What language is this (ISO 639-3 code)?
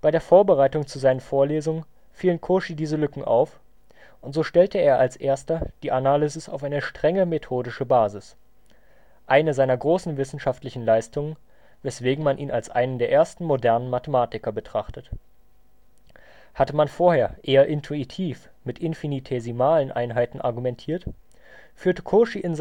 deu